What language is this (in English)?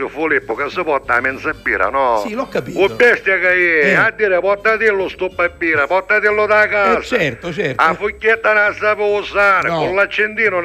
Italian